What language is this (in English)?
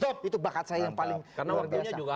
Indonesian